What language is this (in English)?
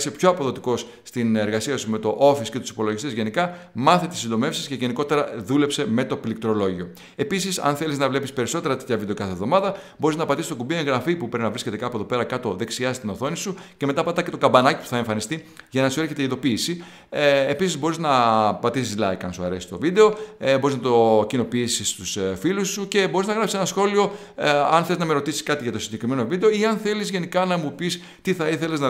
Greek